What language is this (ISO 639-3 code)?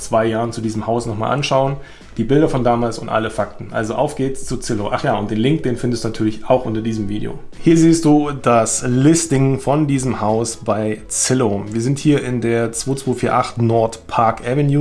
deu